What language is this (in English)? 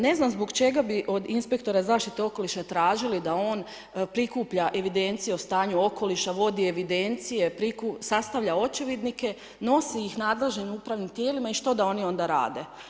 Croatian